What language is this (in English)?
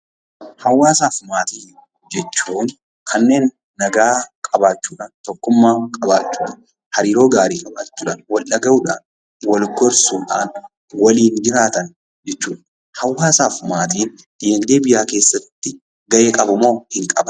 Oromo